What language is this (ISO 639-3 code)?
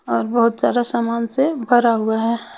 hin